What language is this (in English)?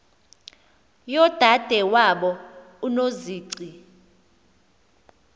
Xhosa